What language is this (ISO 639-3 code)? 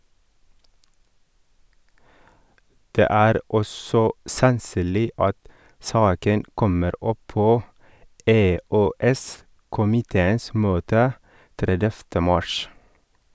nor